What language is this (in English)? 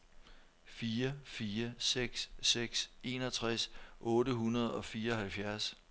Danish